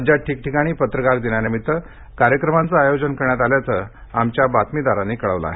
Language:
Marathi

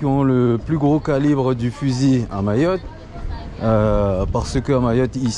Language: French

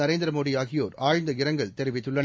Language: Tamil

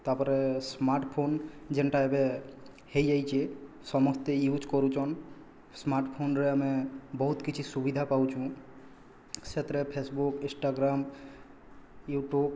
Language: Odia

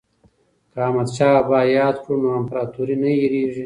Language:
Pashto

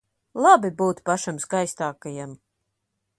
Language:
Latvian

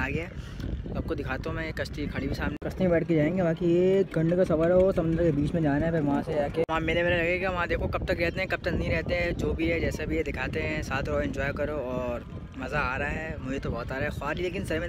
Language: Hindi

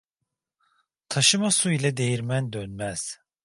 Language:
Turkish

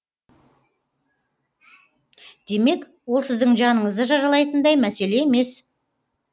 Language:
Kazakh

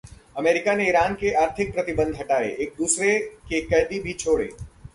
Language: Hindi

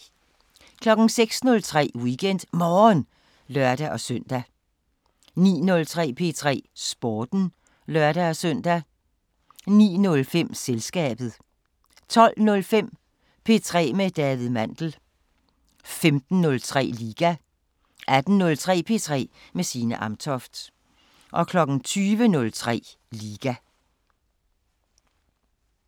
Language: Danish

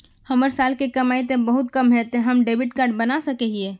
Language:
Magahi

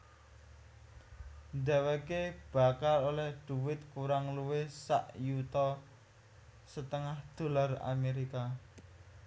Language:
Javanese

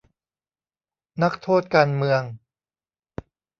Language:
Thai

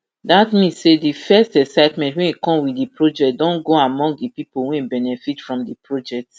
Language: Nigerian Pidgin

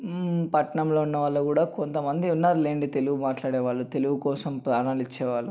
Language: Telugu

